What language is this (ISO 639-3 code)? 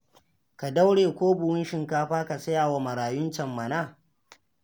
hau